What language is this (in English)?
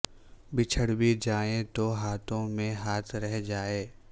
Urdu